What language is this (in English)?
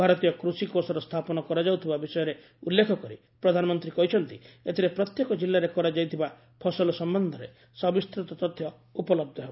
Odia